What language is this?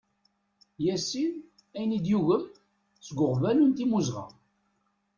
Kabyle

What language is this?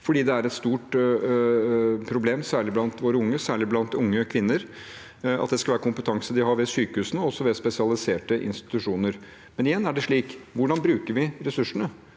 Norwegian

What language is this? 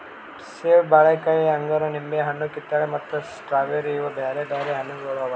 Kannada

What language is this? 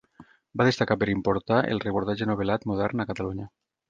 Catalan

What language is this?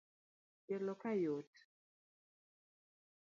Luo (Kenya and Tanzania)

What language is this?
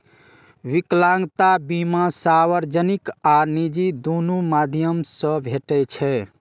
Maithili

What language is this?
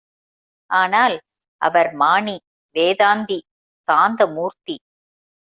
Tamil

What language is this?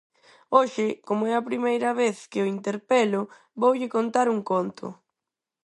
Galician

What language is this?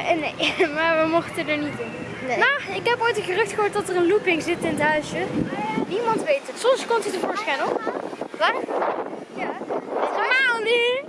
Dutch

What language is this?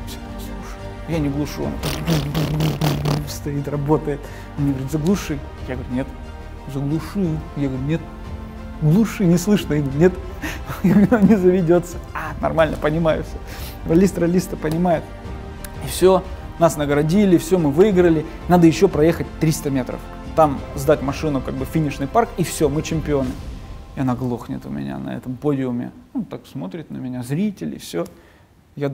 Russian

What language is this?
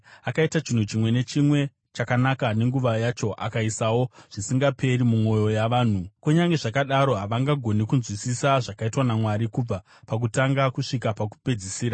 Shona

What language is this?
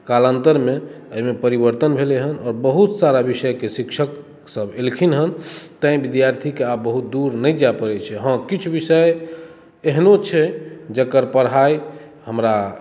Maithili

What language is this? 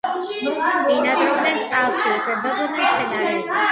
Georgian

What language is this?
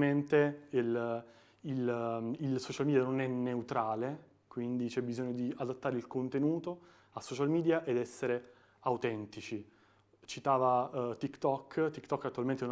Italian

